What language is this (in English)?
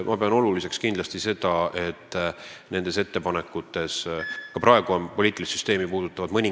Estonian